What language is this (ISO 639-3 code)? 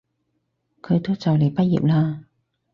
yue